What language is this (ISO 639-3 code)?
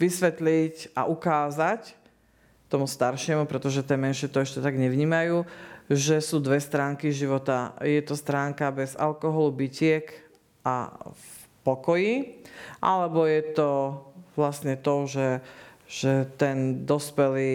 slk